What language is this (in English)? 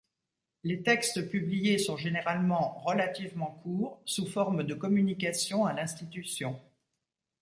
French